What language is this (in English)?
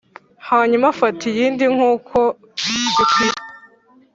Kinyarwanda